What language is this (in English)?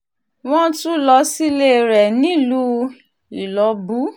Yoruba